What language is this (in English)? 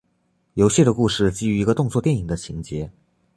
Chinese